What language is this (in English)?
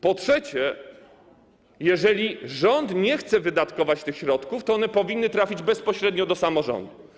Polish